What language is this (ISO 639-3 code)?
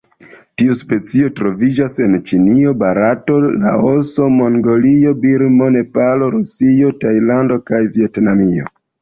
epo